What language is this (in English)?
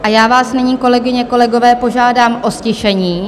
Czech